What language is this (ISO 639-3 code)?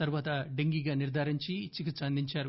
tel